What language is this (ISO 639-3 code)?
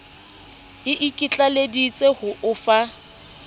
sot